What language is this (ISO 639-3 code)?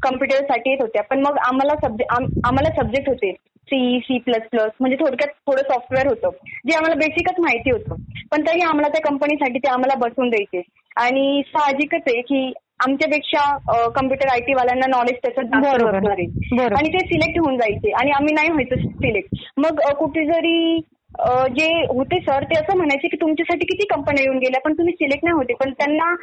mar